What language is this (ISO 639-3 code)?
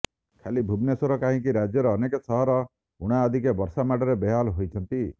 ori